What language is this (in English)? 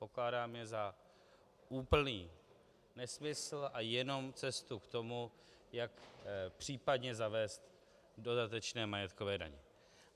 Czech